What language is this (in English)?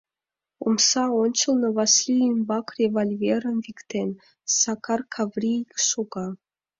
Mari